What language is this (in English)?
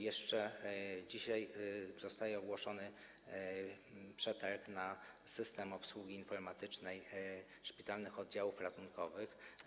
Polish